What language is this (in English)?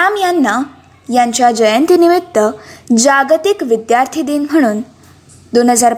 Marathi